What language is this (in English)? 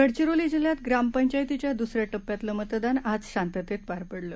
Marathi